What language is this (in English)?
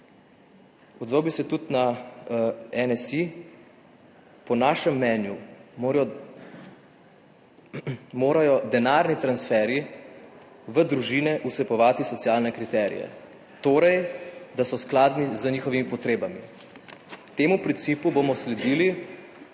Slovenian